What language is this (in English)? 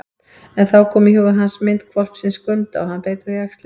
Icelandic